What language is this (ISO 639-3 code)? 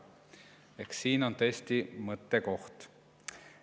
est